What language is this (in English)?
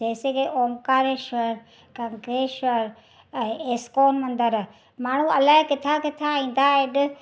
Sindhi